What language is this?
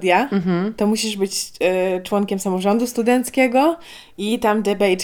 Polish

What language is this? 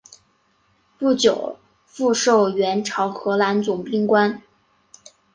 Chinese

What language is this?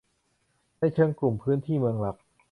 Thai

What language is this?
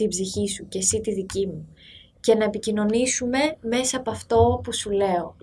Greek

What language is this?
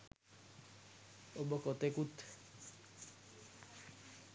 Sinhala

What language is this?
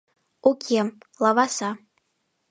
Mari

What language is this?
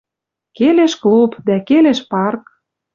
Western Mari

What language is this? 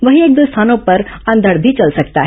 Hindi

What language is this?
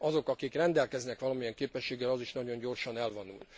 Hungarian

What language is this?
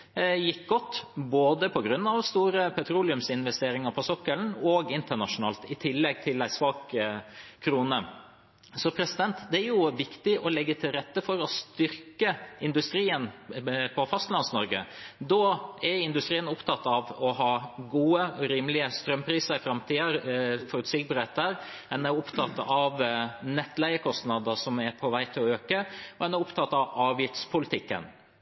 Norwegian Bokmål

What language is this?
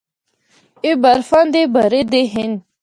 Northern Hindko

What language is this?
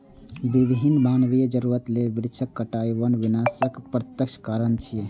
Maithili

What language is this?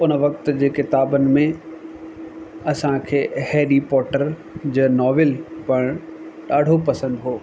Sindhi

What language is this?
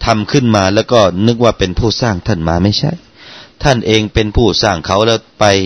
Thai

